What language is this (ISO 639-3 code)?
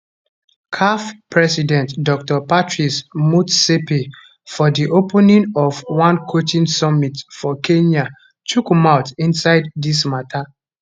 pcm